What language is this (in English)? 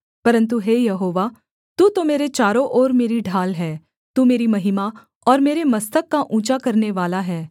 Hindi